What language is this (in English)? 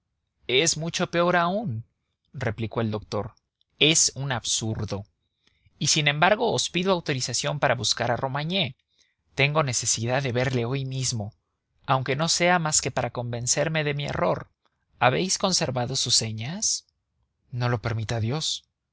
Spanish